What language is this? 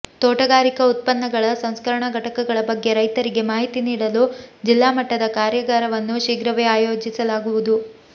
Kannada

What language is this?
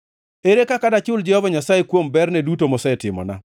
Luo (Kenya and Tanzania)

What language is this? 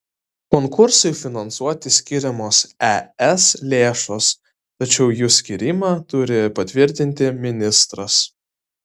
Lithuanian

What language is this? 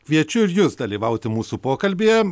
Lithuanian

